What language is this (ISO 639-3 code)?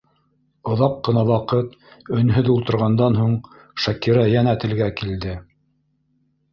bak